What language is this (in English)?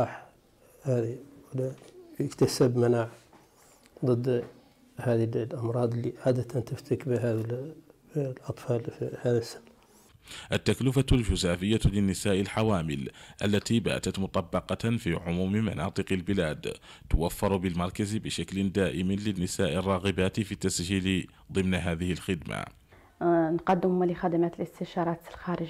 Arabic